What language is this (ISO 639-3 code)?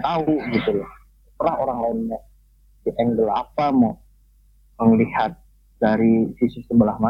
ind